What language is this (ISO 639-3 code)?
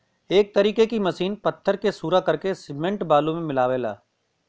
bho